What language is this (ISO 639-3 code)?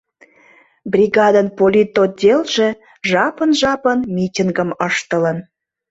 chm